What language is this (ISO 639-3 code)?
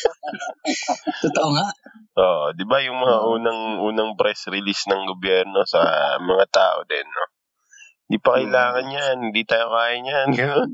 fil